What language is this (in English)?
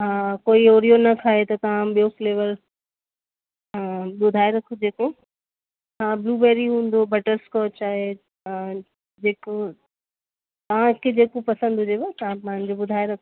Sindhi